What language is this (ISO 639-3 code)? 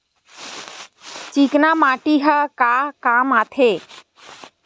hne